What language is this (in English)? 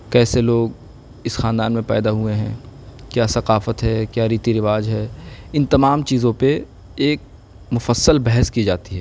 Urdu